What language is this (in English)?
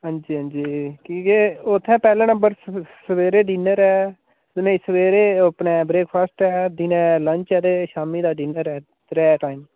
Dogri